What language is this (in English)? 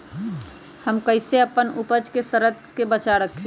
Magahi